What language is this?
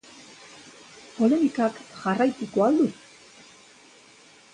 Basque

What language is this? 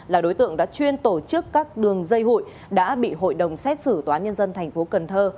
Vietnamese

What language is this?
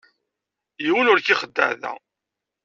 Kabyle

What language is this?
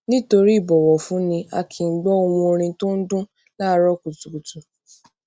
Yoruba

